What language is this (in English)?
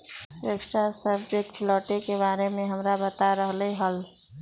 Magahi